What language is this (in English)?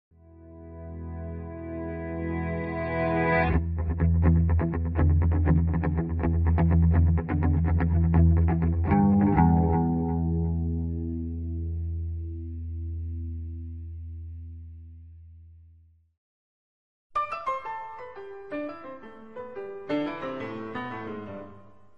Spanish